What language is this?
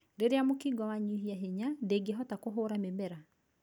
Kikuyu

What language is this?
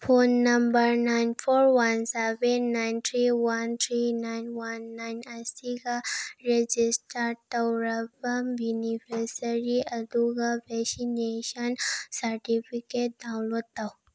Manipuri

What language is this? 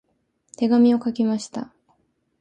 Japanese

